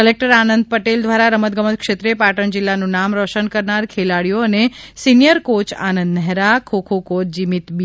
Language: Gujarati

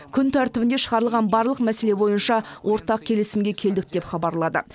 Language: Kazakh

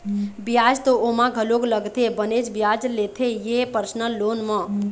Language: Chhattisgarhi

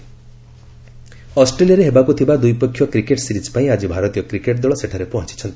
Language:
Odia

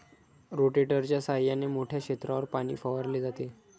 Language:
Marathi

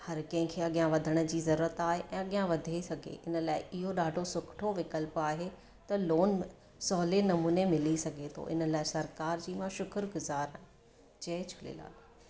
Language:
Sindhi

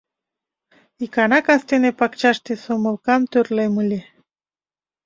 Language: Mari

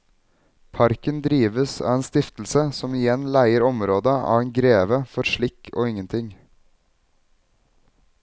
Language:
Norwegian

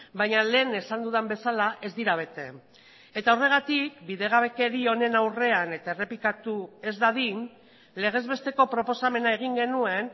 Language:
Basque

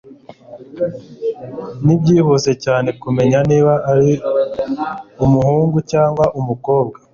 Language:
Kinyarwanda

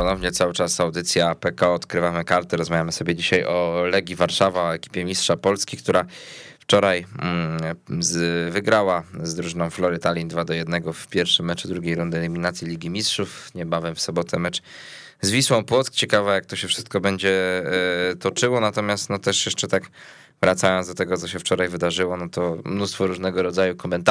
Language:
Polish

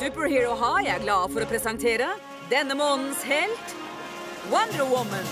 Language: Norwegian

